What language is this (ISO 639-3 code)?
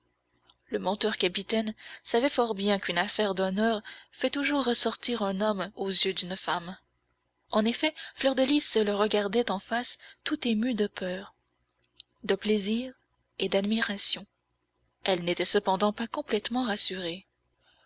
fra